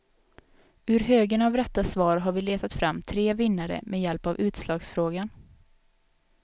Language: Swedish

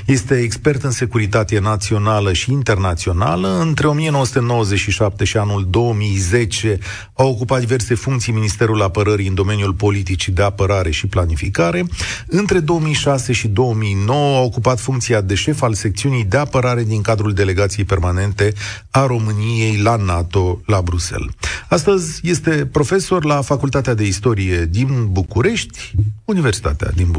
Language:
Romanian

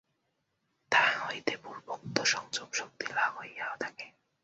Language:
Bangla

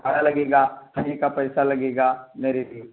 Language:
Urdu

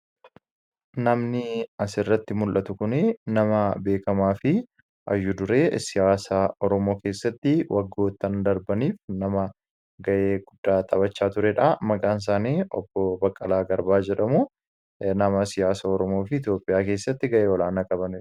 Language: Oromo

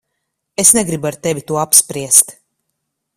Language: Latvian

